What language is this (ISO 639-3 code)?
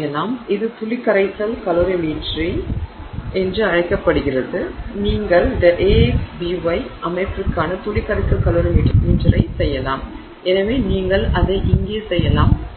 tam